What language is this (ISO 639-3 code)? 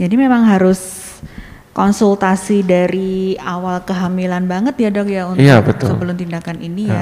ind